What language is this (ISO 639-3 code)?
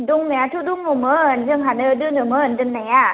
brx